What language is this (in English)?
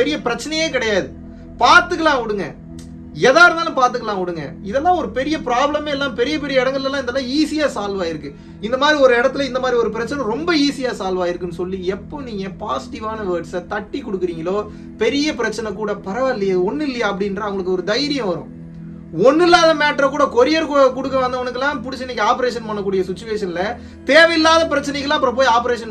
Turkish